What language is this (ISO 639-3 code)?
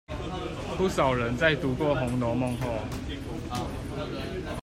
zho